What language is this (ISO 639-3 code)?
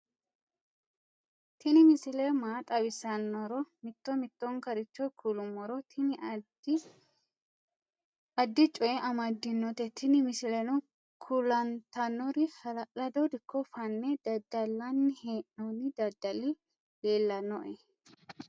sid